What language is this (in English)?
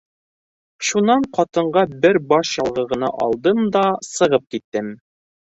Bashkir